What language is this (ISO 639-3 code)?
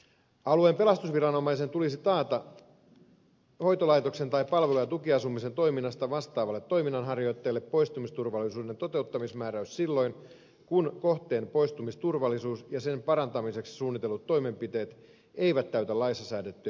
fin